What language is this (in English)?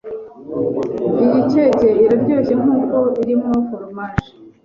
Kinyarwanda